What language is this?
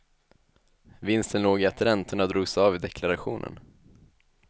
Swedish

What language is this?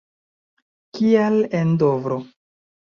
Esperanto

